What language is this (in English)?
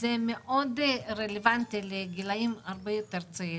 Hebrew